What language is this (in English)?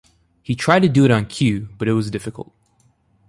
English